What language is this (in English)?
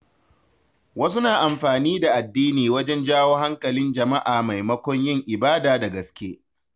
Hausa